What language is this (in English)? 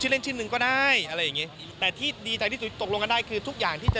Thai